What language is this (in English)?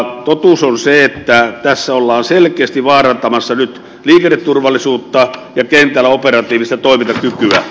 Finnish